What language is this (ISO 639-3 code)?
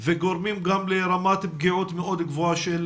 heb